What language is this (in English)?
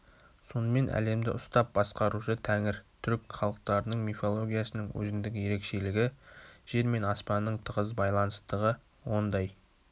Kazakh